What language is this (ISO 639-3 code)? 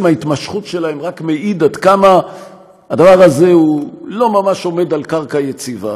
heb